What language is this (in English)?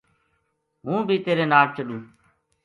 Gujari